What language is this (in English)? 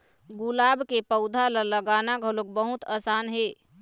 Chhattisgarhi